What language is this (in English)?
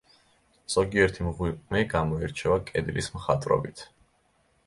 Georgian